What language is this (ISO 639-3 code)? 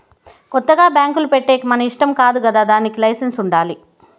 tel